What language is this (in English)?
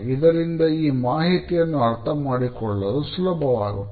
Kannada